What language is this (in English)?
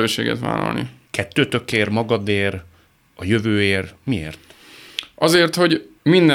Hungarian